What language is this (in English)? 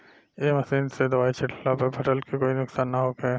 Bhojpuri